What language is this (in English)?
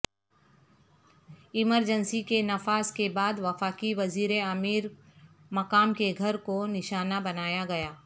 Urdu